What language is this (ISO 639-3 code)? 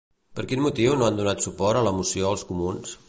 cat